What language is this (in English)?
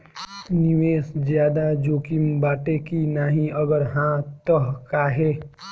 Bhojpuri